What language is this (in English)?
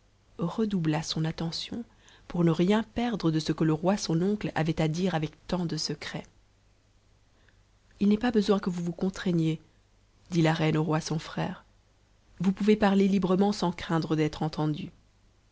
French